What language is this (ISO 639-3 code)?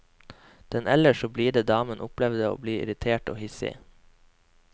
nor